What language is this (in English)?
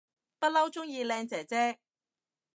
Cantonese